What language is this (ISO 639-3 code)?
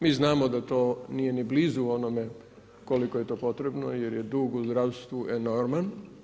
hrv